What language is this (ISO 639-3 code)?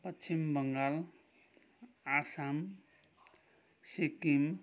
nep